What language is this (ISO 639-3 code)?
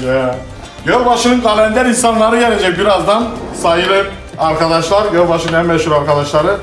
tur